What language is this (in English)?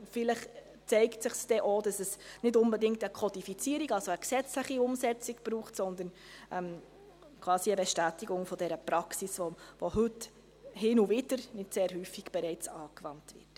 Swiss German